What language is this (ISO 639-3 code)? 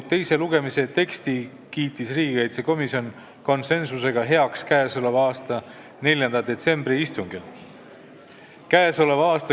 est